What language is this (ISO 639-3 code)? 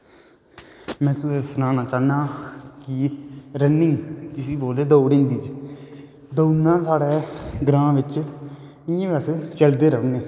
doi